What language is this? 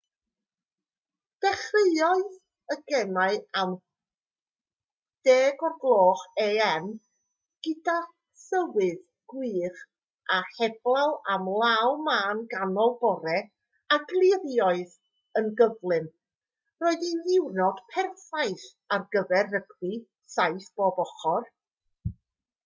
Welsh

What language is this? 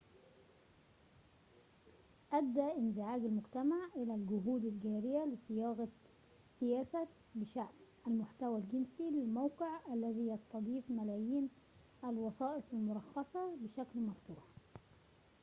Arabic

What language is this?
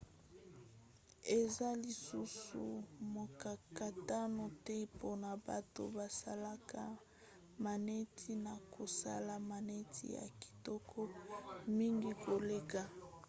Lingala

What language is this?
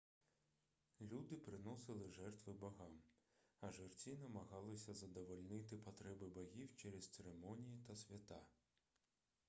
Ukrainian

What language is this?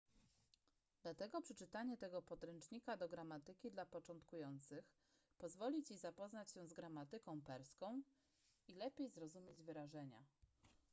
Polish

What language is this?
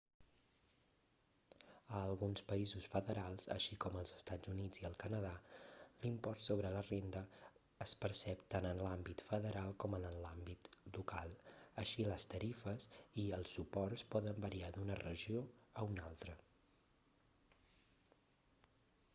Catalan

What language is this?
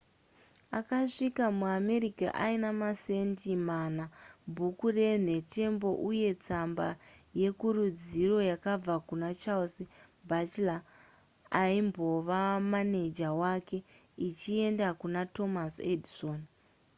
Shona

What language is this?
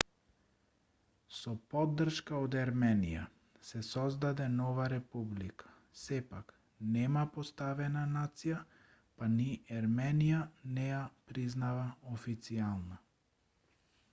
Macedonian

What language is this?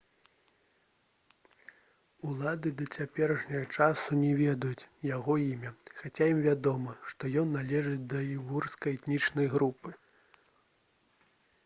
Belarusian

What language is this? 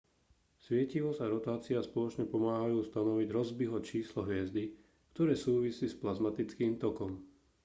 Slovak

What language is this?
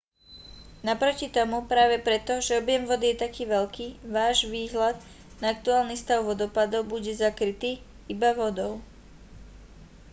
Slovak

